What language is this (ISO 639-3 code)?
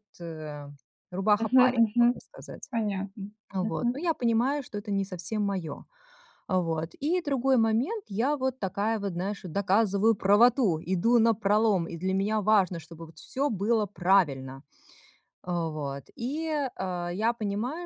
rus